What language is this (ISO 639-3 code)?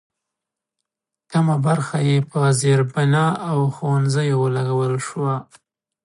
pus